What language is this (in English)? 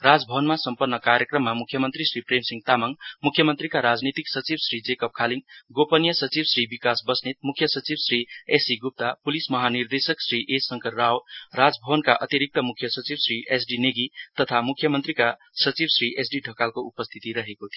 Nepali